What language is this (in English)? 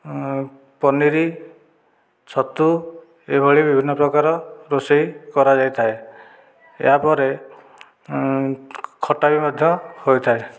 Odia